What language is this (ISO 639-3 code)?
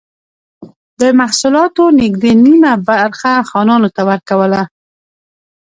pus